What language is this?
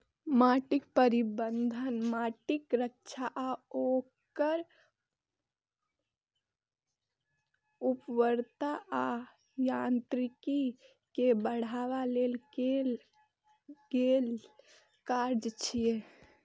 Maithili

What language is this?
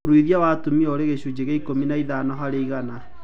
Kikuyu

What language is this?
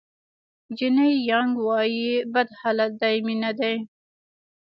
Pashto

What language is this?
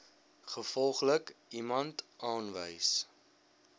Afrikaans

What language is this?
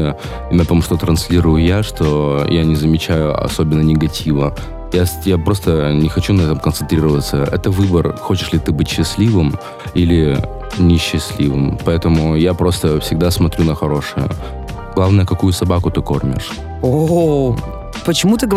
Russian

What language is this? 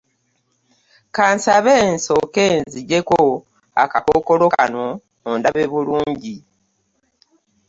Ganda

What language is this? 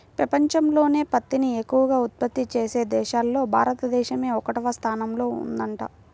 Telugu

